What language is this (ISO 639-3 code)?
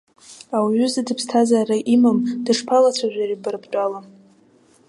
abk